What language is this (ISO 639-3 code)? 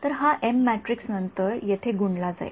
mar